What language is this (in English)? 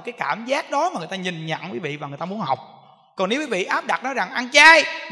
Vietnamese